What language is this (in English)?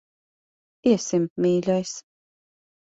Latvian